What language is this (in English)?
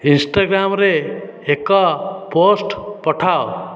Odia